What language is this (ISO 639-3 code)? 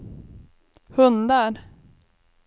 swe